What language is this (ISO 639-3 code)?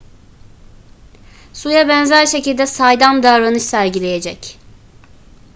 tur